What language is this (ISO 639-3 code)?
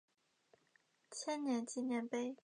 zho